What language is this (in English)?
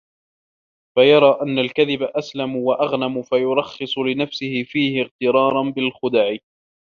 Arabic